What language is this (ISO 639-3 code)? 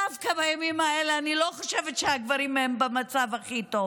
heb